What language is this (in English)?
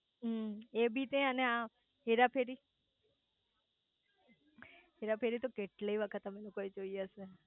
Gujarati